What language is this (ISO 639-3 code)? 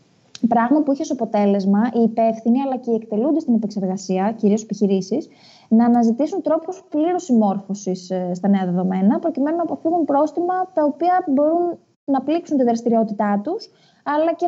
ell